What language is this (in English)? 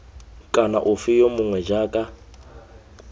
Tswana